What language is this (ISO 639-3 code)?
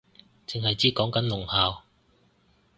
yue